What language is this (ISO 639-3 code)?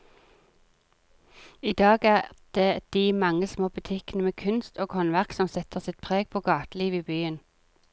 nor